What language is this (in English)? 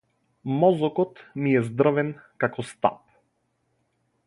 Macedonian